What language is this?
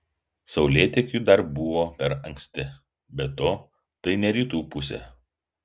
Lithuanian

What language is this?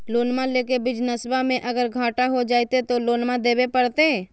Magahi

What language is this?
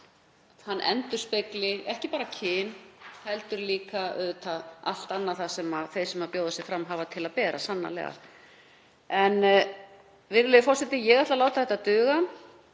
Icelandic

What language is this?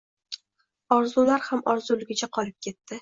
Uzbek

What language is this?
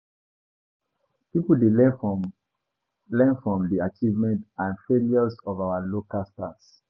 Nigerian Pidgin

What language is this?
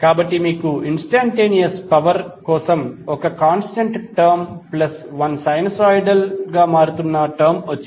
Telugu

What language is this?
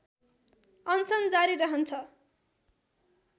Nepali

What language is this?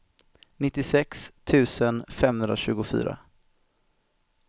Swedish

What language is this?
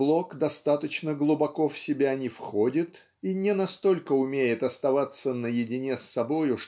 Russian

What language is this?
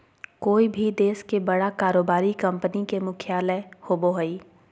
Magahi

